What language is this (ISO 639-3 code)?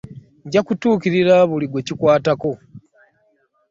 lug